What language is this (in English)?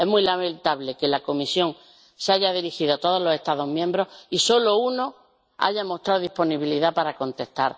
Spanish